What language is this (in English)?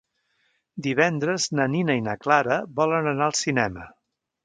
Catalan